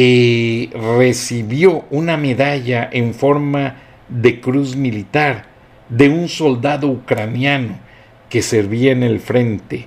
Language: Spanish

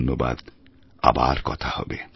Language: Bangla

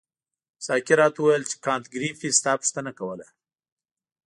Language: Pashto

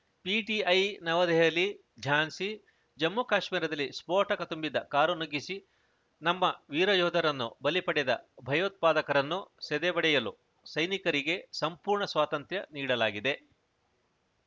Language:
Kannada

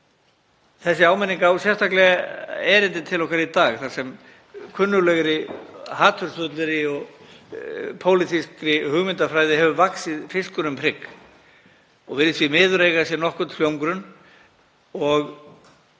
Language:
Icelandic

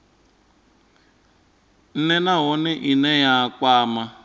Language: Venda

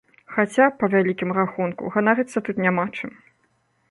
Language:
Belarusian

